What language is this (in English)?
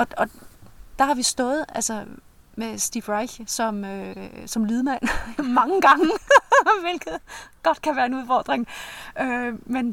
Danish